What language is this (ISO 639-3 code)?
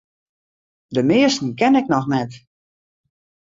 fry